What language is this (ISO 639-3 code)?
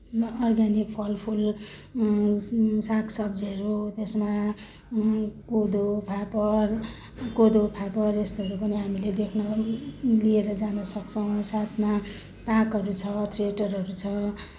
nep